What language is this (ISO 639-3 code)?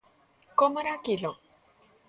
glg